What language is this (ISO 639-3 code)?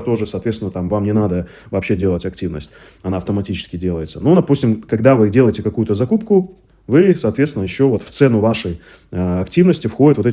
rus